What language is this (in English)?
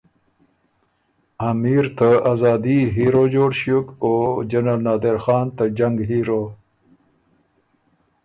Ormuri